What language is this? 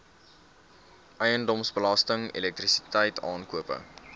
Afrikaans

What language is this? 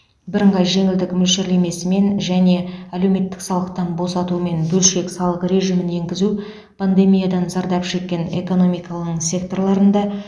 Kazakh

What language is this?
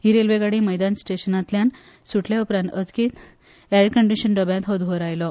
Konkani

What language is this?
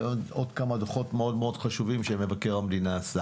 Hebrew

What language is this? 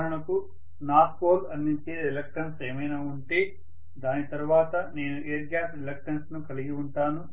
Telugu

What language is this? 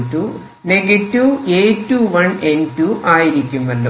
Malayalam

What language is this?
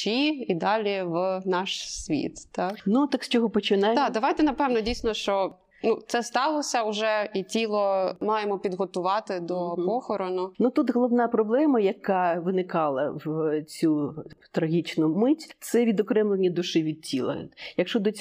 Ukrainian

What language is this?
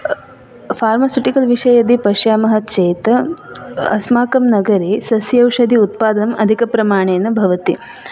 Sanskrit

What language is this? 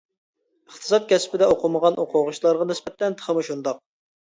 Uyghur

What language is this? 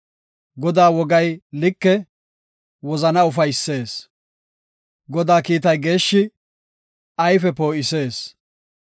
Gofa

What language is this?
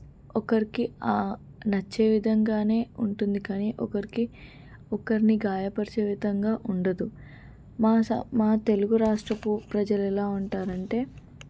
Telugu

